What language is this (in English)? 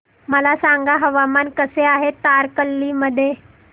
Marathi